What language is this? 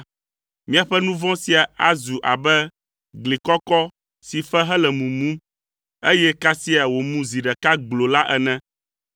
Ewe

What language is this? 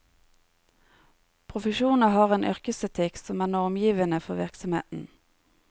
Norwegian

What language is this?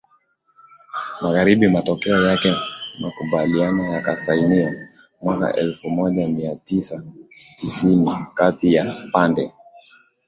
Swahili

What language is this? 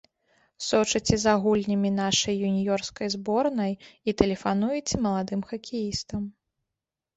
Belarusian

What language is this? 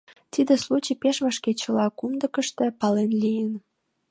Mari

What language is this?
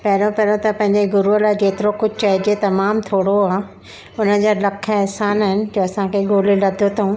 Sindhi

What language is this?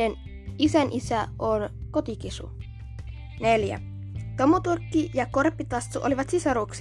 Finnish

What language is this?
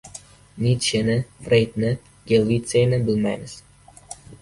Uzbek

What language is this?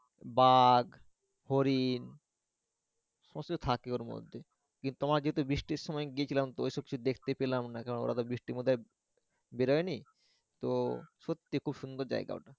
Bangla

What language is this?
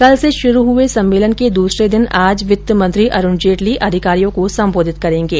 Hindi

